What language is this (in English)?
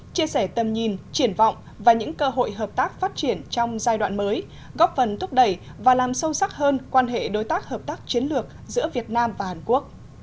Vietnamese